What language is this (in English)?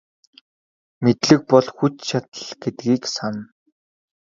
Mongolian